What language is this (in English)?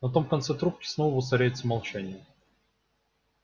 Russian